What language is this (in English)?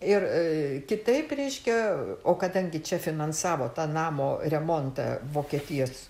Lithuanian